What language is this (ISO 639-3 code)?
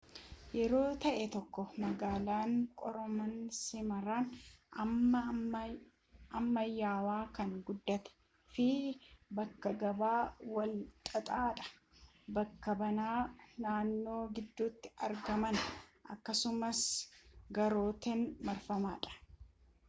orm